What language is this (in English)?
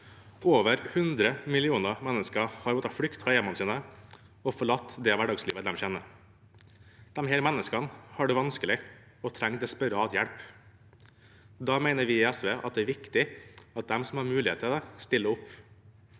Norwegian